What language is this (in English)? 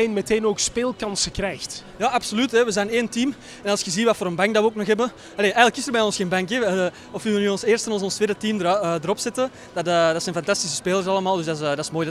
Dutch